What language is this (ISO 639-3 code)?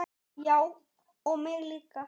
isl